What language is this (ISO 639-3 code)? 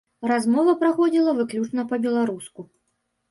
bel